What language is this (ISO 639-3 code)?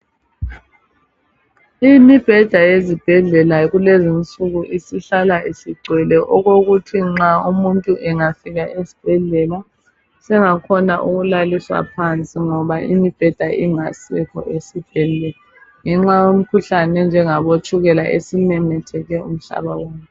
nde